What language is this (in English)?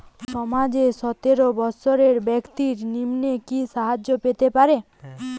Bangla